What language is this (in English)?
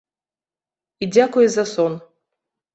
Belarusian